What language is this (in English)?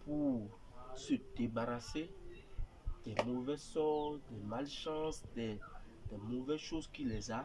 French